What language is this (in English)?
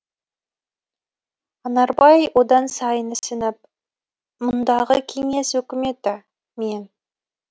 Kazakh